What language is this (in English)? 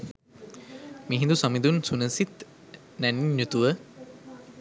Sinhala